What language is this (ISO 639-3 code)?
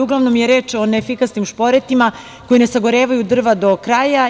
srp